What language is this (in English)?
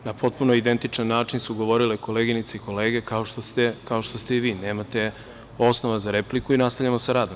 Serbian